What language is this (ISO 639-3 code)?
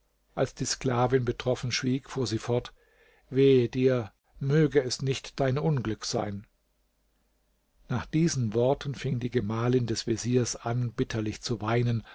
deu